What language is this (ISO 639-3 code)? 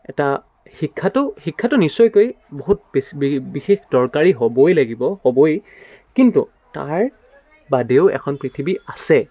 asm